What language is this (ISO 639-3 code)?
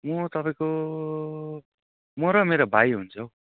nep